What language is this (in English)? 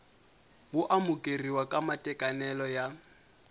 Tsonga